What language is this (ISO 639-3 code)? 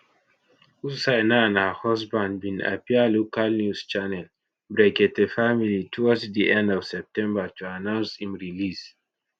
pcm